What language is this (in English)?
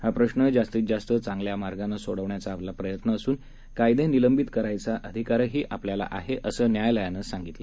Marathi